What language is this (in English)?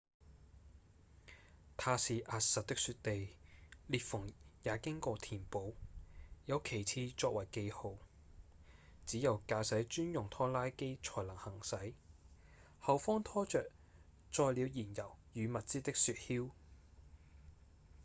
Cantonese